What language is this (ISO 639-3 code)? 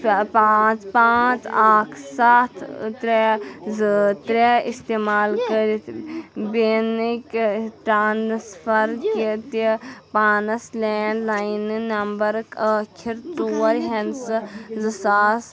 kas